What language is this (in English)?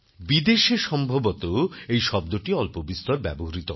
Bangla